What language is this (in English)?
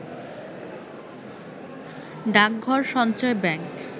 Bangla